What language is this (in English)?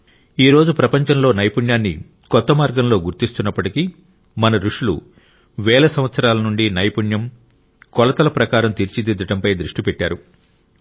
Telugu